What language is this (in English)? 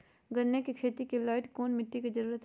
Magahi